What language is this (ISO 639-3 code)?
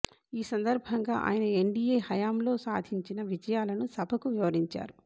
tel